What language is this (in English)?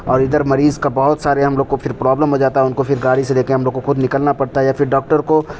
Urdu